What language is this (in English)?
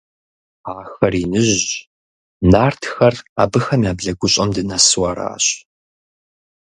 Kabardian